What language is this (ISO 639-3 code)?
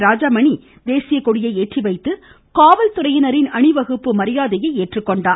tam